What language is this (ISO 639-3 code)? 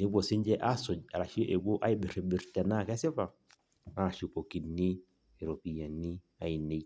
mas